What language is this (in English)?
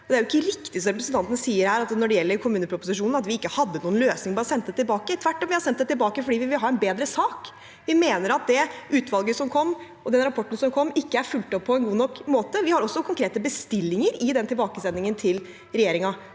Norwegian